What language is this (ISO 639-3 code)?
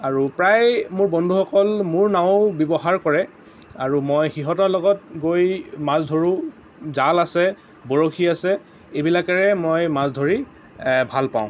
asm